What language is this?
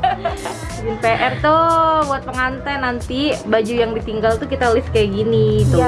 Indonesian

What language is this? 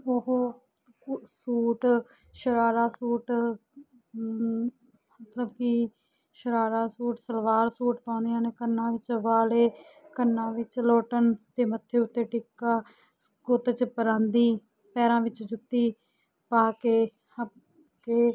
Punjabi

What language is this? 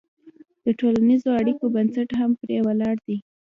Pashto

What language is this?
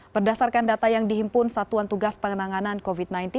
Indonesian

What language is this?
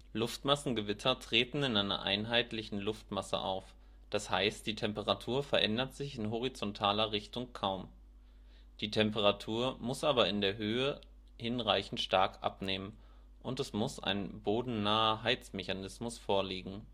German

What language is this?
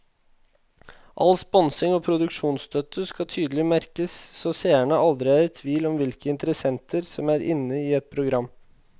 Norwegian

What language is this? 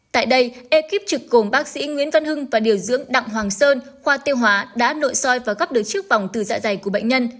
Vietnamese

